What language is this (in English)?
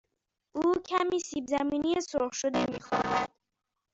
Persian